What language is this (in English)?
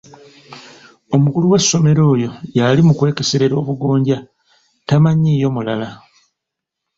Ganda